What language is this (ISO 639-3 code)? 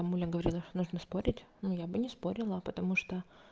rus